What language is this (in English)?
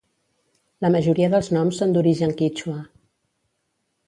Catalan